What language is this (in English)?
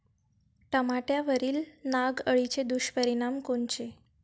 Marathi